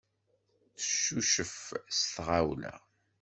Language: Kabyle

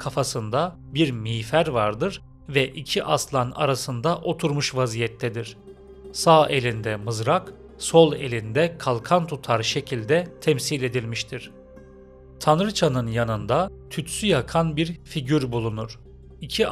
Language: Turkish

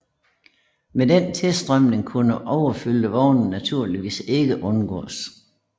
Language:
Danish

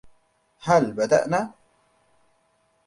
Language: Arabic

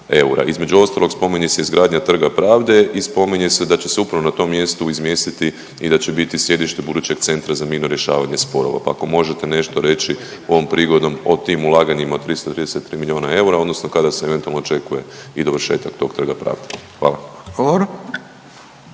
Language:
Croatian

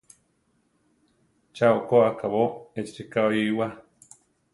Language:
Central Tarahumara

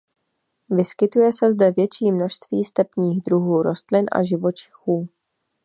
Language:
Czech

